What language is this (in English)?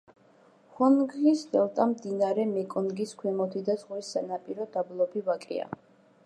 Georgian